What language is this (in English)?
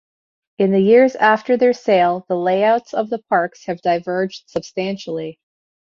English